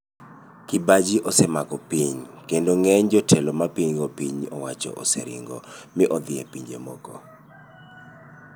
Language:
Luo (Kenya and Tanzania)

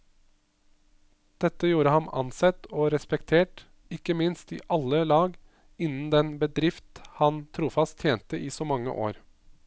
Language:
Norwegian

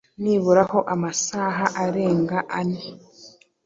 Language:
Kinyarwanda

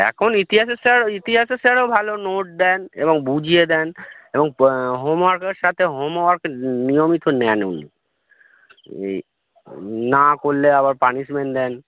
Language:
Bangla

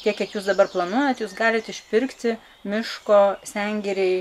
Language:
Lithuanian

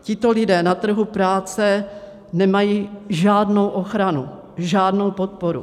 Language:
Czech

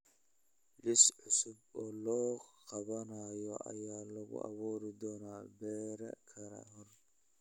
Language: Somali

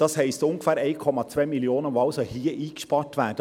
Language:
Swiss German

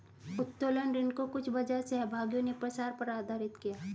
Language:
Hindi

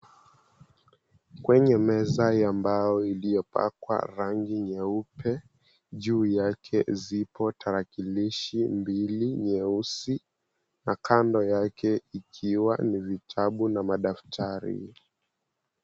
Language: Swahili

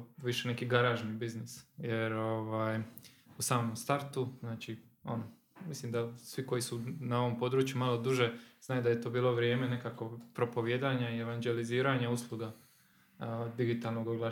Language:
Croatian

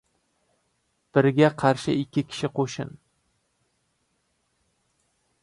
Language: Uzbek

